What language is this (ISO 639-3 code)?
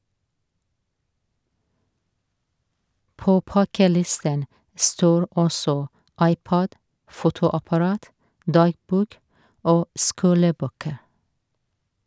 nor